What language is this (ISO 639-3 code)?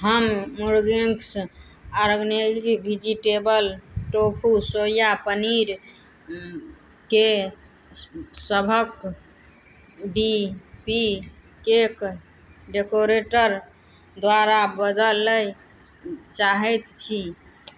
mai